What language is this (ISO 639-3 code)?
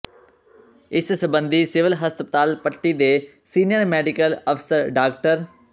pan